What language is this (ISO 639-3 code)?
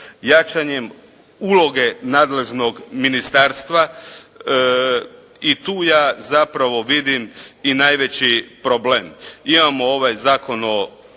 hrv